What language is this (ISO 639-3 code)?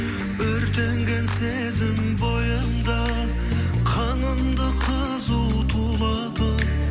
kaz